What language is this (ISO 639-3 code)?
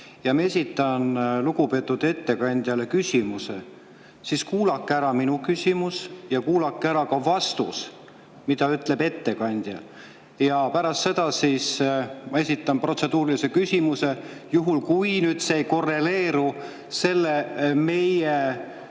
est